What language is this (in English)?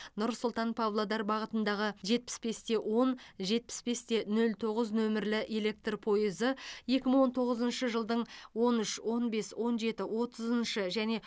Kazakh